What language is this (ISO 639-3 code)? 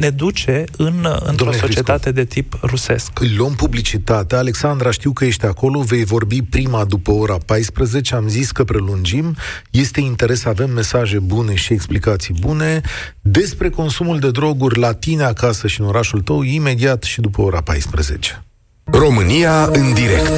ron